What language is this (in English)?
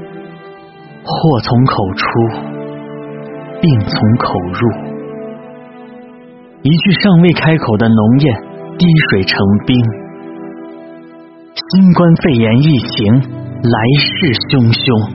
Chinese